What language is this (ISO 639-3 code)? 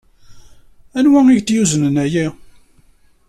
kab